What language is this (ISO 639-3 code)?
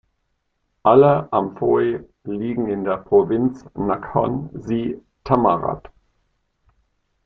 deu